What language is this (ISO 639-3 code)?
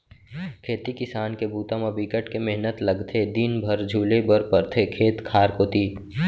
hne